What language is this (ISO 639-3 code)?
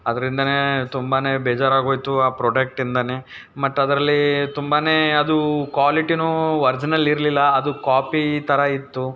kan